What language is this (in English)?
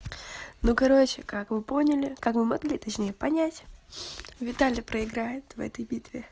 Russian